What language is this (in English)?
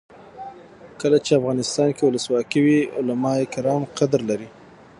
Pashto